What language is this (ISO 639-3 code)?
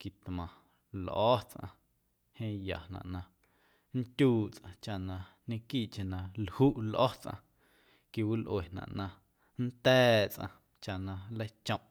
amu